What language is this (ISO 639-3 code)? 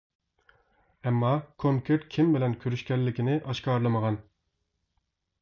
uig